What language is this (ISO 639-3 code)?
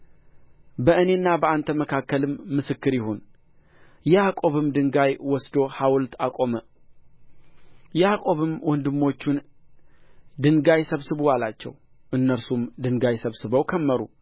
amh